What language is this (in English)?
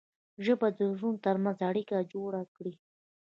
Pashto